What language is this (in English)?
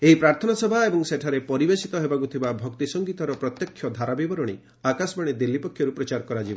Odia